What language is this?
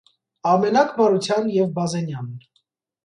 Armenian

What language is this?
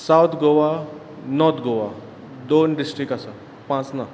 Konkani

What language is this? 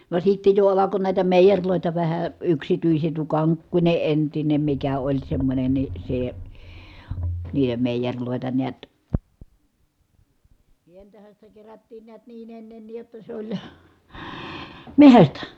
Finnish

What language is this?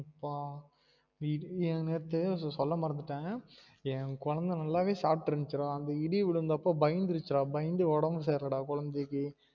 Tamil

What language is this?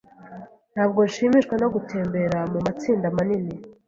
Kinyarwanda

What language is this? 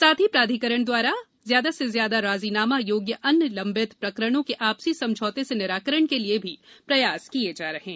Hindi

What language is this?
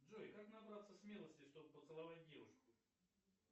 Russian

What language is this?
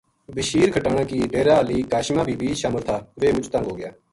Gujari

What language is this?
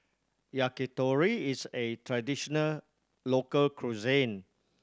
English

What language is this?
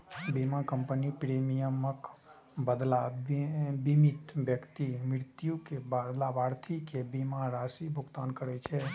Maithili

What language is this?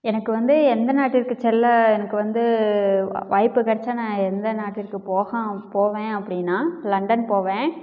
Tamil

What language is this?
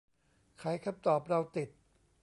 Thai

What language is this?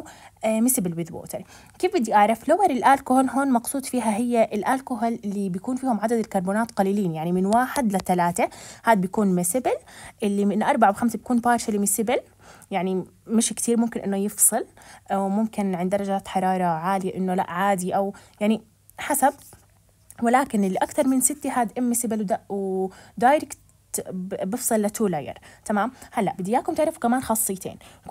Arabic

